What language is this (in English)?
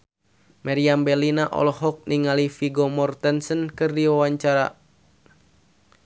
Sundanese